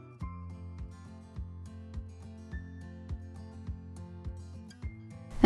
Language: Amharic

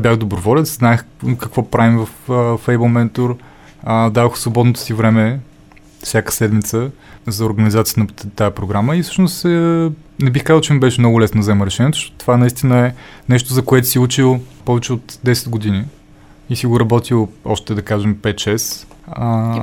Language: Bulgarian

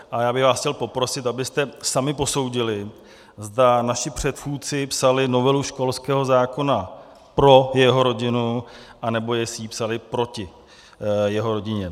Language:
Czech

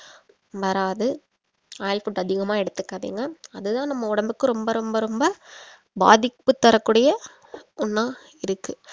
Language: Tamil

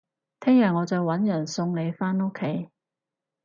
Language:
Cantonese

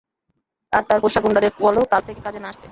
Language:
Bangla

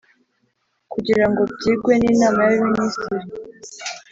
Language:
Kinyarwanda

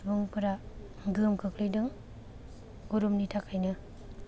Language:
Bodo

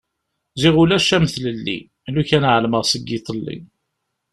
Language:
Kabyle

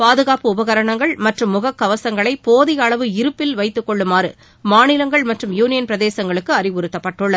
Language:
Tamil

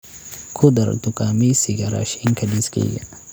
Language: Somali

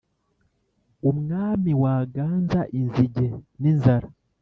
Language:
Kinyarwanda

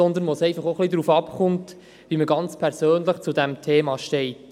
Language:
Swiss German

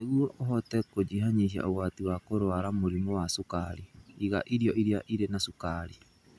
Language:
Kikuyu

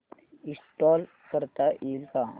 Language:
Marathi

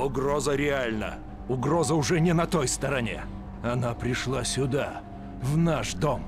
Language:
Russian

